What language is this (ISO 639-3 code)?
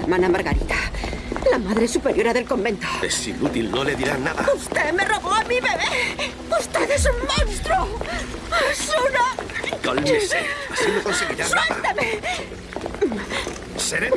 spa